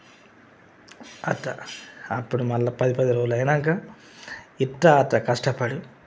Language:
Telugu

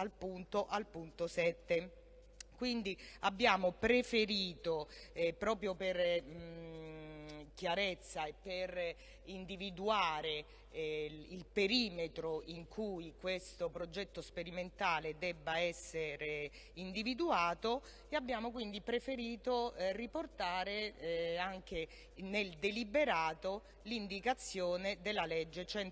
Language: Italian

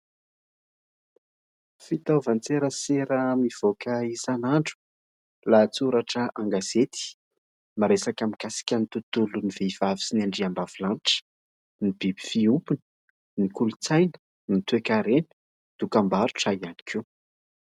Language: Malagasy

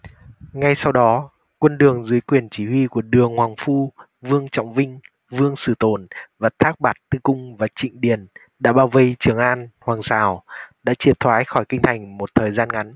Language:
Vietnamese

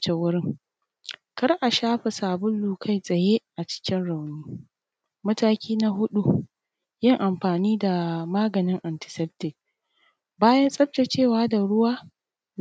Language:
Hausa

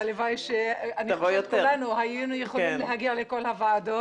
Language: Hebrew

